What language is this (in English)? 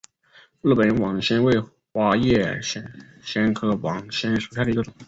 Chinese